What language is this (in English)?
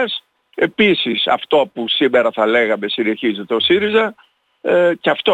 Greek